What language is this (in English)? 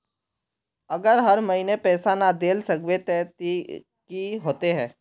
Magahi